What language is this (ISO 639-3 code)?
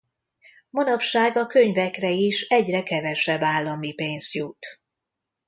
hun